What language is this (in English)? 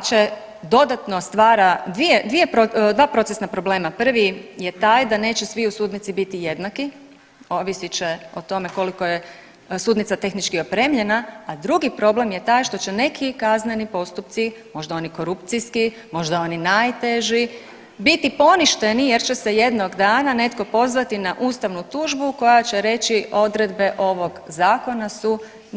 Croatian